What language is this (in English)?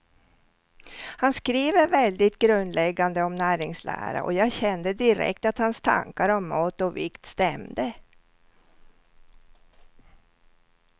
Swedish